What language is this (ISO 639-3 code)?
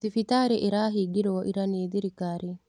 kik